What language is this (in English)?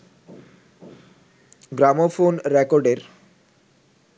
Bangla